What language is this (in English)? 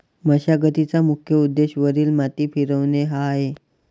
Marathi